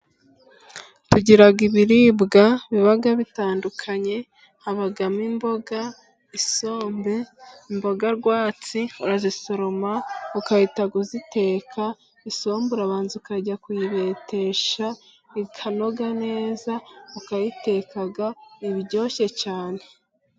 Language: Kinyarwanda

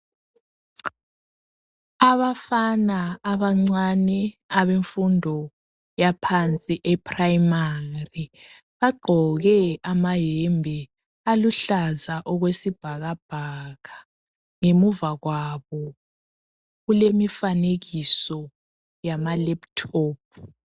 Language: North Ndebele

